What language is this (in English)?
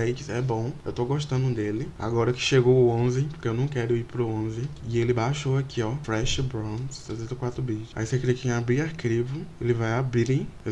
Portuguese